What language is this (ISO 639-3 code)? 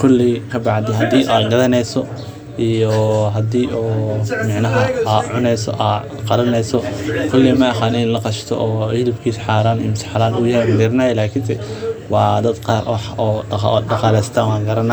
som